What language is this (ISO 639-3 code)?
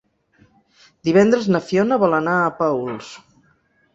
cat